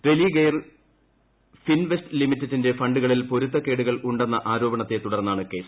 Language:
Malayalam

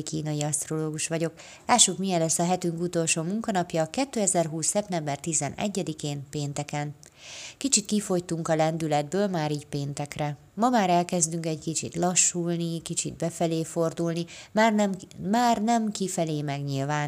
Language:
Hungarian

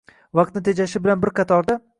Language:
Uzbek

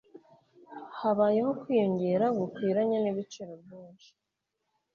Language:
Kinyarwanda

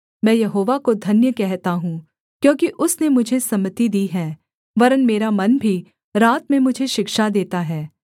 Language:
Hindi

